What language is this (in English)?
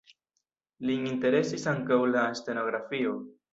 Esperanto